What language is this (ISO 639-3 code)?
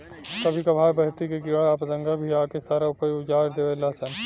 bho